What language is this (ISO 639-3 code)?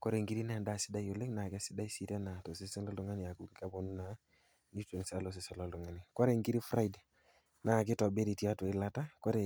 mas